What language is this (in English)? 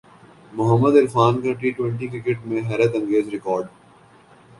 Urdu